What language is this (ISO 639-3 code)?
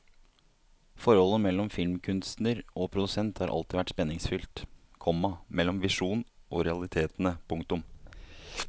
nor